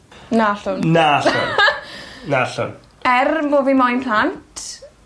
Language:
Welsh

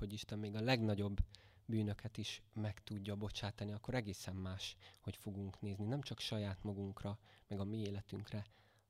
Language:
Hungarian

